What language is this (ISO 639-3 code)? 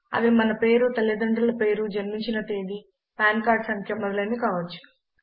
tel